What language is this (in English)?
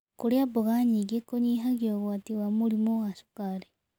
Kikuyu